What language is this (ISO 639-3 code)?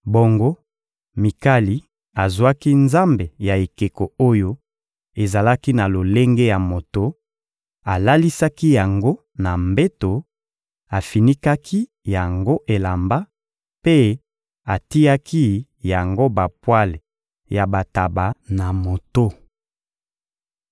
lin